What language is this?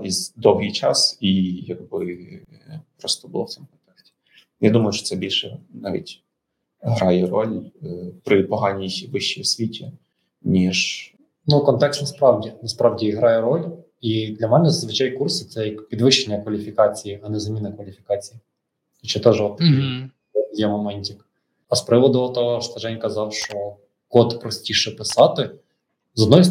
Ukrainian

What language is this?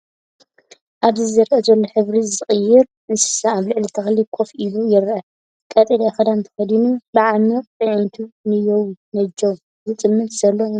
Tigrinya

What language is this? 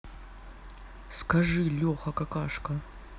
Russian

